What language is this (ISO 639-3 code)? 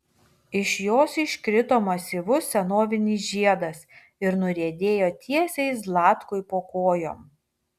lit